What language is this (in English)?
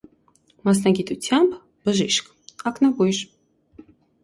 Armenian